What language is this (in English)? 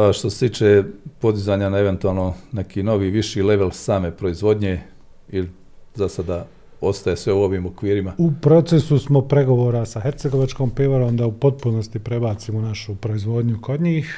Croatian